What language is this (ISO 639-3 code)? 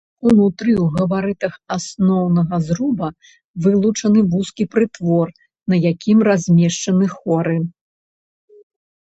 bel